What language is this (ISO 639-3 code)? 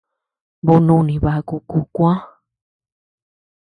cux